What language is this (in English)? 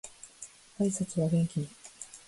Japanese